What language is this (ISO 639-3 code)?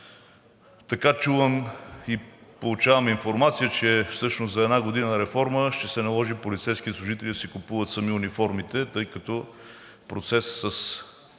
bul